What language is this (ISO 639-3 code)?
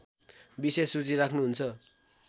nep